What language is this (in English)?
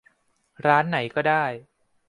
Thai